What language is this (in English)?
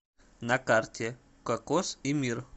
Russian